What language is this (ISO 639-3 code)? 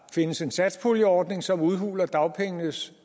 dan